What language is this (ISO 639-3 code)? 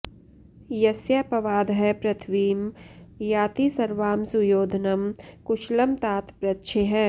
san